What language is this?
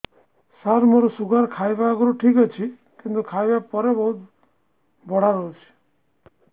Odia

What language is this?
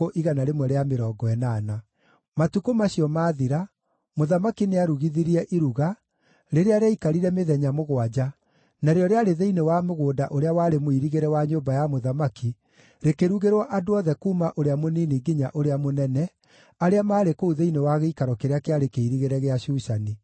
Kikuyu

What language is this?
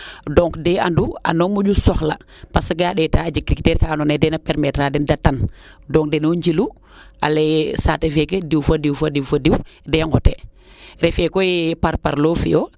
Serer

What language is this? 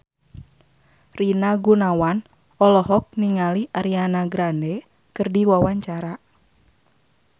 Sundanese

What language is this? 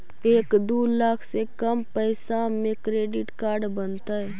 Magahi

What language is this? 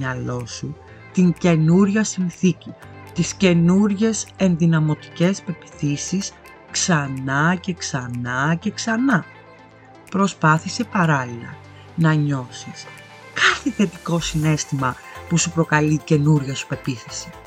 Greek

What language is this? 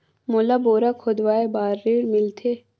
Chhattisgarhi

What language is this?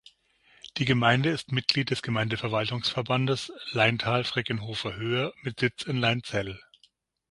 German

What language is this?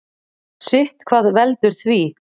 Icelandic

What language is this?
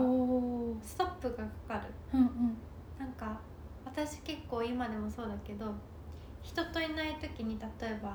Japanese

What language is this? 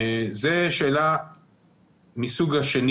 Hebrew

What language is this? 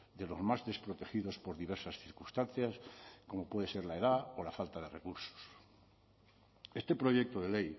Spanish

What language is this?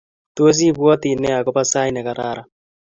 Kalenjin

